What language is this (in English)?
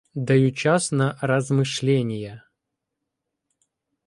Ukrainian